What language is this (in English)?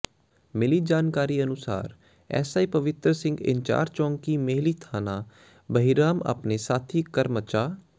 Punjabi